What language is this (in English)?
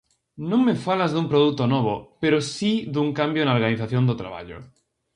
Galician